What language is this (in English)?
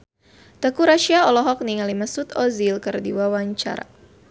Sundanese